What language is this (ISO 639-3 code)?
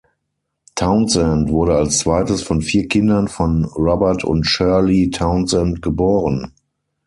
deu